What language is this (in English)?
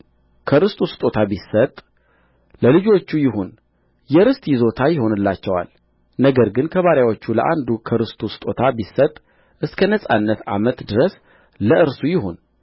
Amharic